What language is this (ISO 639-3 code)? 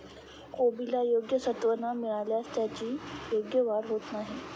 mar